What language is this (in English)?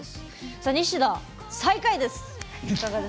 Japanese